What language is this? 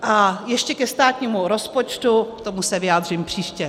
Czech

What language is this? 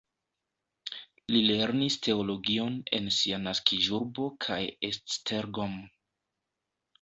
Esperanto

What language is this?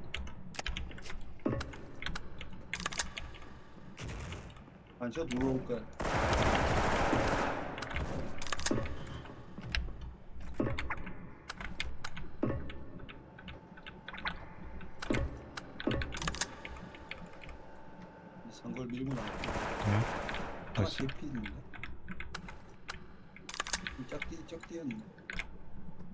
Korean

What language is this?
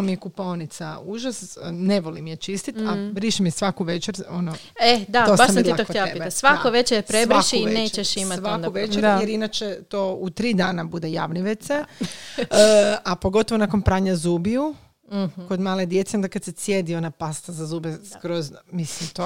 Croatian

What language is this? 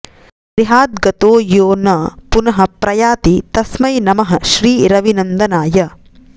Sanskrit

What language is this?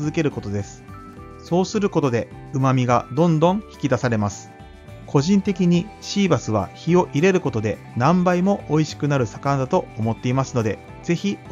Japanese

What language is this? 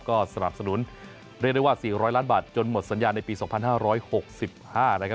Thai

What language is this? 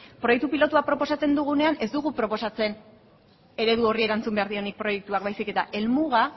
Basque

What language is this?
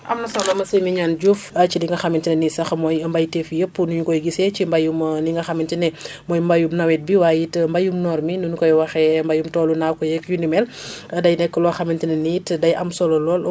Wolof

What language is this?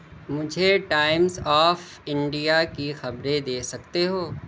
Urdu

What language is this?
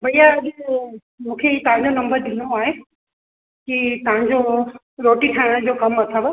Sindhi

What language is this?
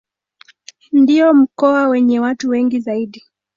Swahili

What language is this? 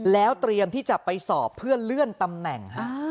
Thai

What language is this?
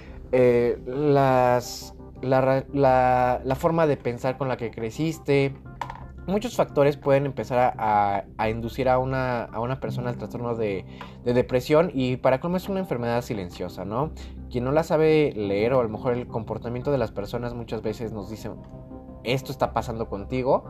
Spanish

